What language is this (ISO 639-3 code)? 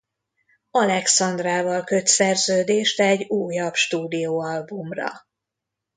hun